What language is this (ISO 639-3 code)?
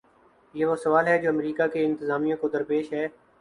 urd